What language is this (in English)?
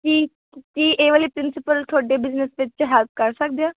Punjabi